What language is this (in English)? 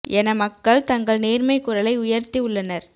Tamil